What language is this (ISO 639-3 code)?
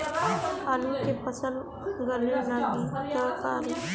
bho